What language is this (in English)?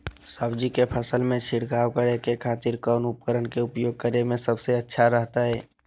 Magahi